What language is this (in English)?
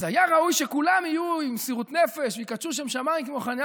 Hebrew